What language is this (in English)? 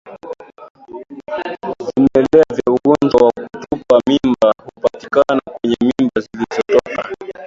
Swahili